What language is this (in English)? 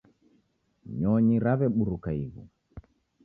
Taita